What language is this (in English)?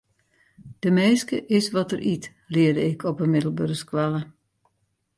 Western Frisian